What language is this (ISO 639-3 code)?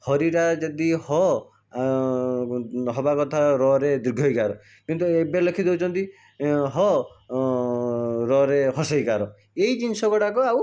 ori